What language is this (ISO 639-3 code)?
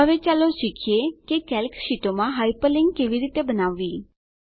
guj